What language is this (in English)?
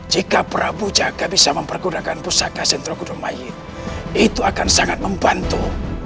Indonesian